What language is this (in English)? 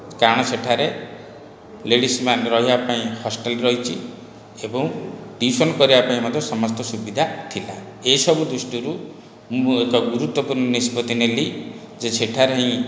Odia